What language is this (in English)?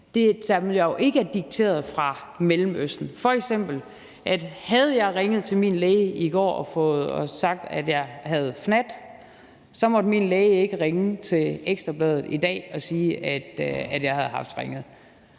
Danish